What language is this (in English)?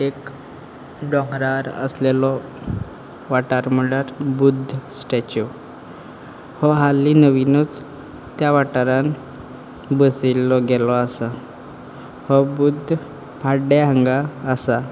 Konkani